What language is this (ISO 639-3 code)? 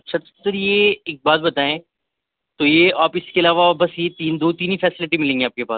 urd